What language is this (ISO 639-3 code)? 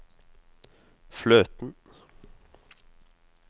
nor